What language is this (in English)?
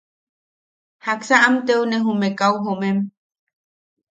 Yaqui